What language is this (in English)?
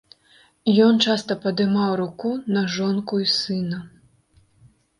Belarusian